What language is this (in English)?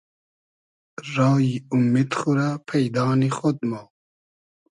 Hazaragi